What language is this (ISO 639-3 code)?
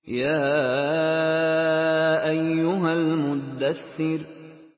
ara